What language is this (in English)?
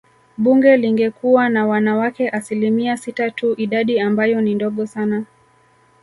Swahili